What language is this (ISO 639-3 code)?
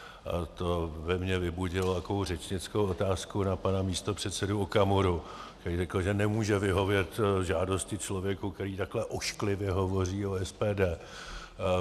ces